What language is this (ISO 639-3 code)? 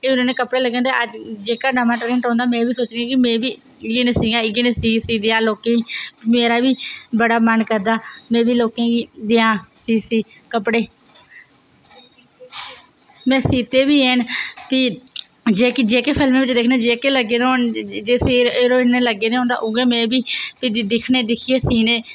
doi